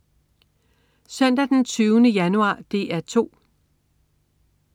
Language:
Danish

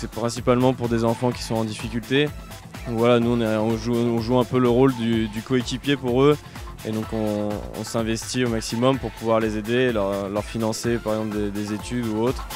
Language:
French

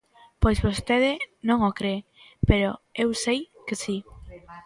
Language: Galician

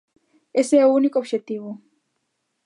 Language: Galician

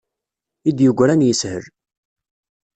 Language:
Kabyle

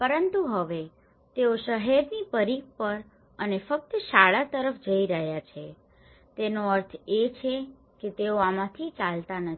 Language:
Gujarati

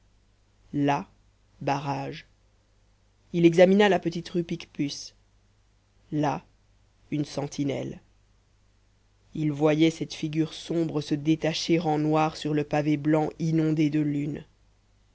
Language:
French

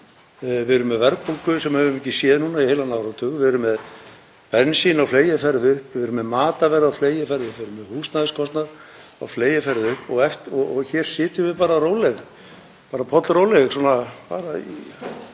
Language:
Icelandic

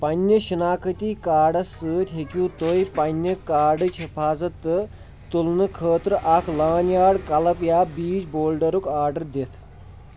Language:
Kashmiri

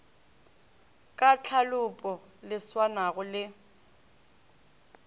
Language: Northern Sotho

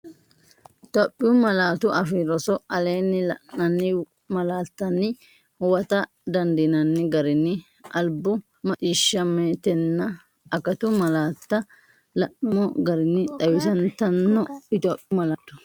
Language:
Sidamo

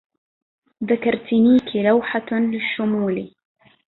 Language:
Arabic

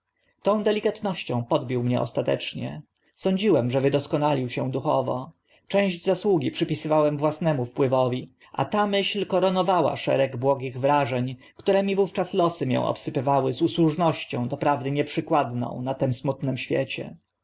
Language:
Polish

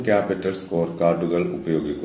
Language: Malayalam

